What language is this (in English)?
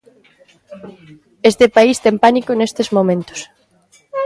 Galician